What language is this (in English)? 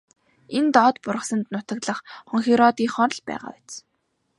Mongolian